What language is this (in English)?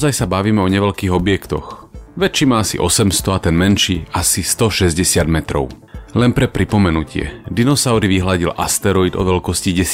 Slovak